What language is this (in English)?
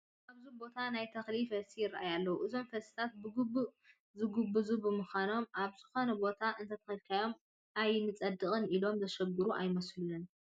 Tigrinya